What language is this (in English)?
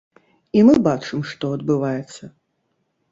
Belarusian